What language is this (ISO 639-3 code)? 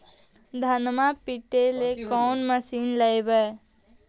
mag